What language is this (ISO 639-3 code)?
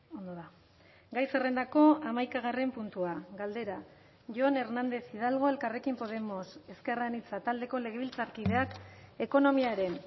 eus